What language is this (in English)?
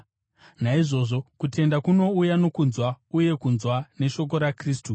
Shona